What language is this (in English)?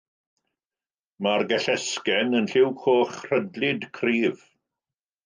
Welsh